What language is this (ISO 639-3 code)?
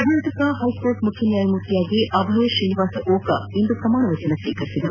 kan